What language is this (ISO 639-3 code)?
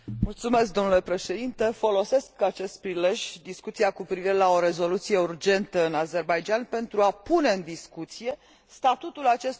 ron